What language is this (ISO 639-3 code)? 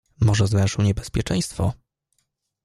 pol